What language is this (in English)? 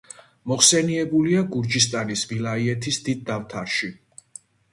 Georgian